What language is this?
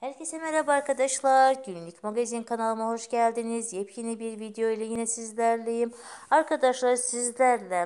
Turkish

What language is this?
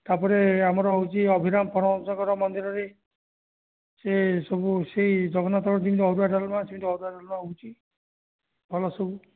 Odia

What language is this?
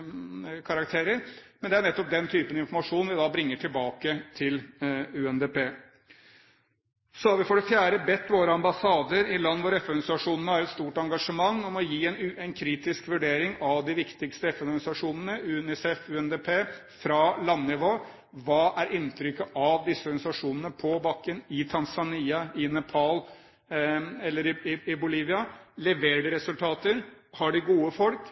Norwegian Bokmål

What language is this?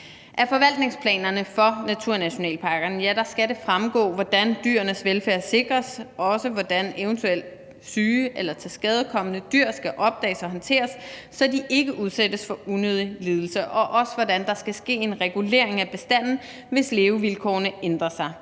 Danish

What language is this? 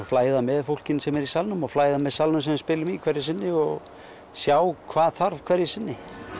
Icelandic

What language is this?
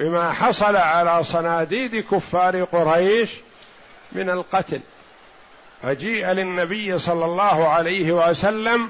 Arabic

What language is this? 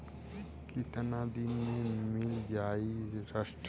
Bhojpuri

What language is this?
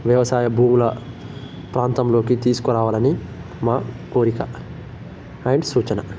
Telugu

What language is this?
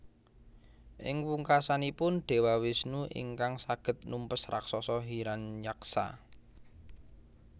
Javanese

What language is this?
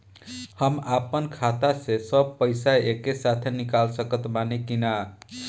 Bhojpuri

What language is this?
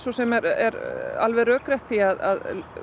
Icelandic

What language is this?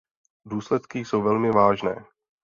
Czech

